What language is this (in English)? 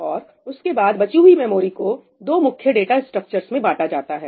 Hindi